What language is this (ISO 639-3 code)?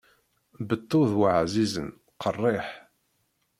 kab